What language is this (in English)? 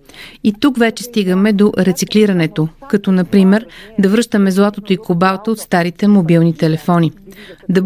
Bulgarian